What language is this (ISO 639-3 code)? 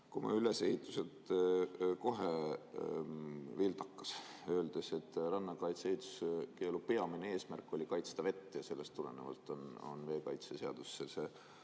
est